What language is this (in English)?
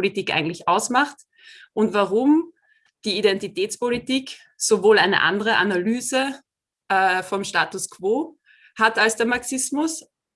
German